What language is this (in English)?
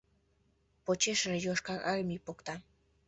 Mari